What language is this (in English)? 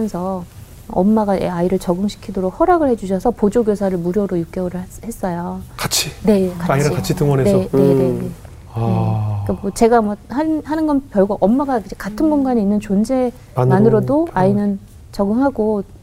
Korean